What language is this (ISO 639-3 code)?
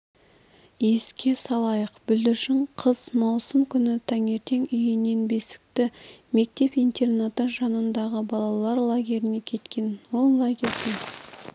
kaz